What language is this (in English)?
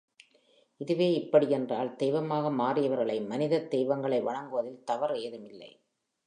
Tamil